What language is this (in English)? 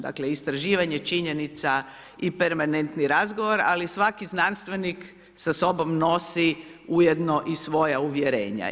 Croatian